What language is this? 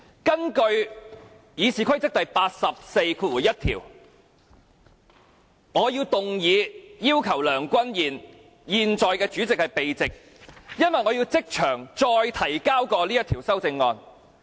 Cantonese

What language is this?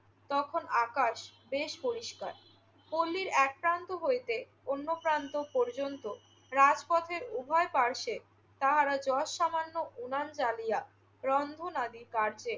Bangla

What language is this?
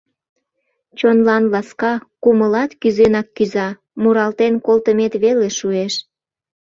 Mari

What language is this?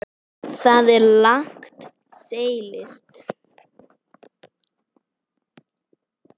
Icelandic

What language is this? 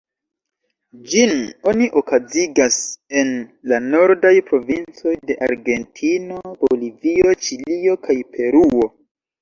Esperanto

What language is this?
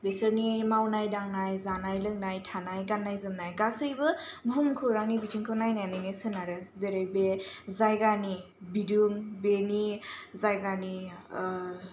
Bodo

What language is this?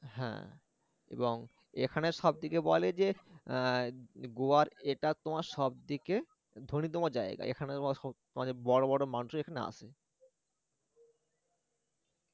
Bangla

